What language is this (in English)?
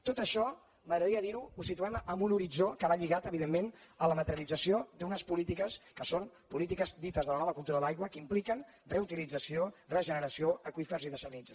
Catalan